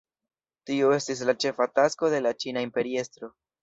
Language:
Esperanto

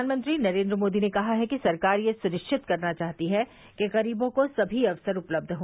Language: Hindi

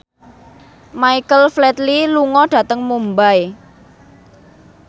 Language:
Javanese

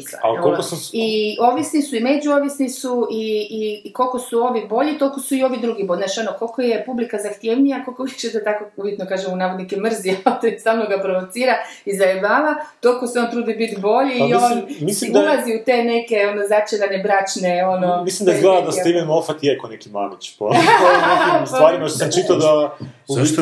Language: Croatian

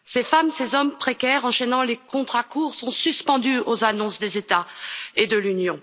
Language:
French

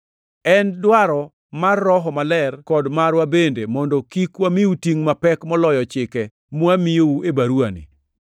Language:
Luo (Kenya and Tanzania)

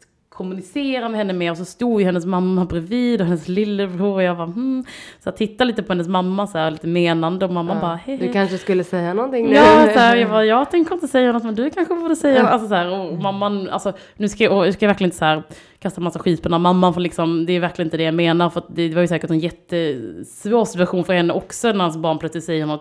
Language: Swedish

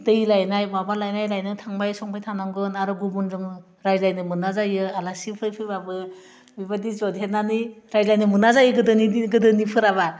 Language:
Bodo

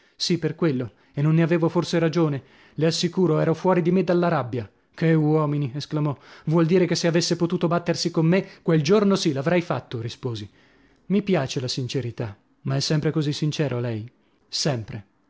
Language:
Italian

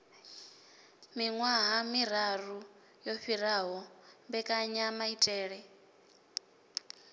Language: Venda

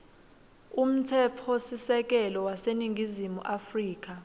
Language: Swati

